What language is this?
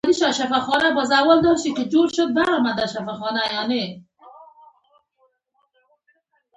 Pashto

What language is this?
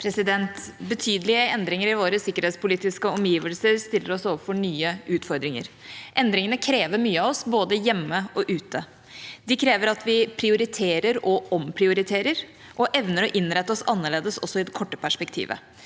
Norwegian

